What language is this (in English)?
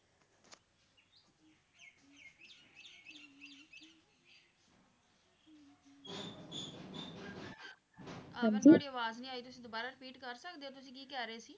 Punjabi